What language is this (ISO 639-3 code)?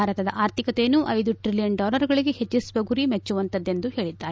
kan